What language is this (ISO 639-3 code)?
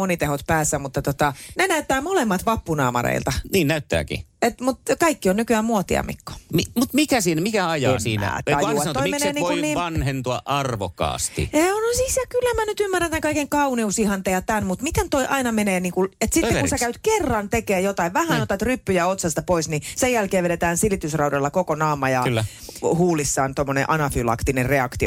fin